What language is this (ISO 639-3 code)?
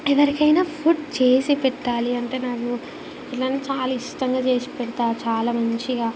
tel